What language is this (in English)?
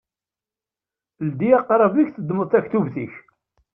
Kabyle